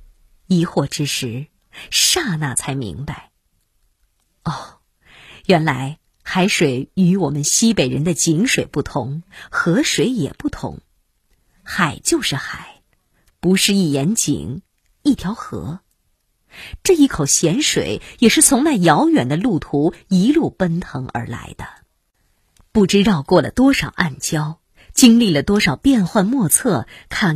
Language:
Chinese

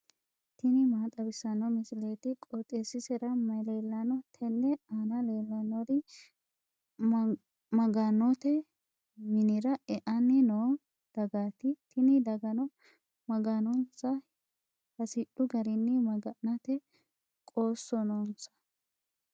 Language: Sidamo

